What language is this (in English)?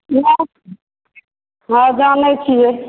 Maithili